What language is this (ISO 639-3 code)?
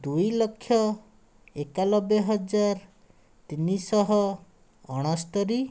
ori